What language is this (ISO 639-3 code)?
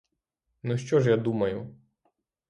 ukr